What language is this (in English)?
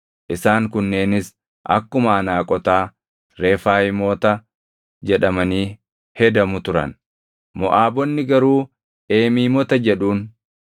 Oromo